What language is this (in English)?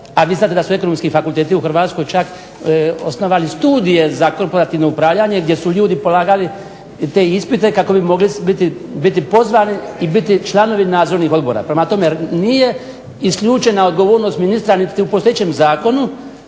Croatian